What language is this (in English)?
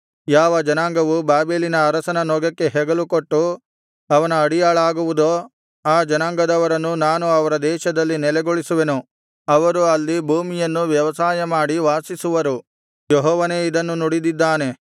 Kannada